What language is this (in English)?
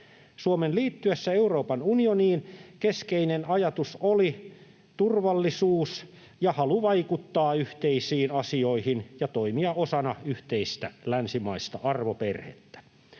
Finnish